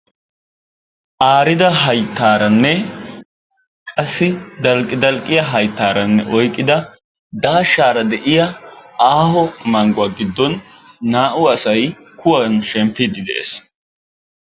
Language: Wolaytta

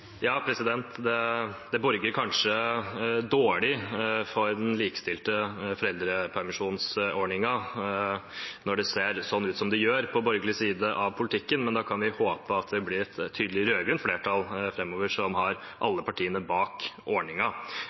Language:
Norwegian Bokmål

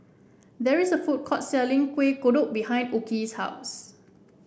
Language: English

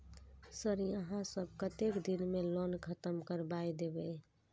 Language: Maithili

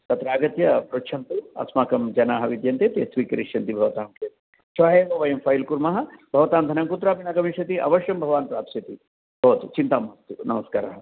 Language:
Sanskrit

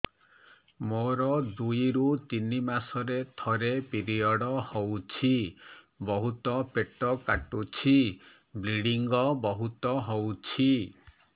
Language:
Odia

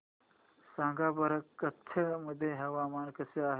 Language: Marathi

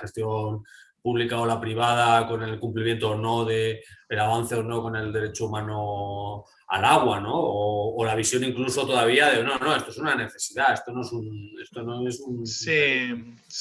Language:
Spanish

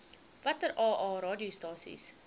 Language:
Afrikaans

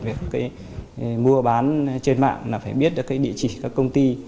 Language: Vietnamese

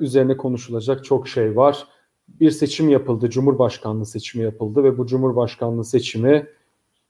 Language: Turkish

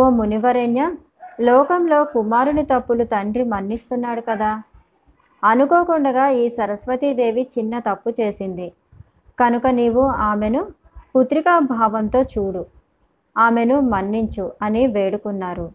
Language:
Telugu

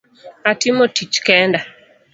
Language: Luo (Kenya and Tanzania)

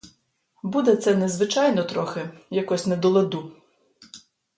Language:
Ukrainian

